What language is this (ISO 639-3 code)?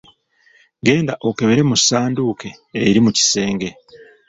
lug